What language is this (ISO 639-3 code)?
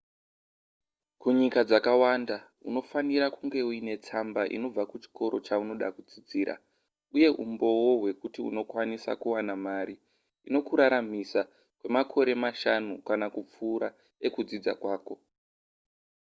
sna